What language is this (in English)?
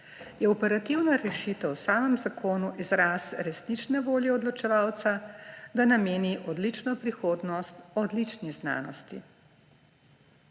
Slovenian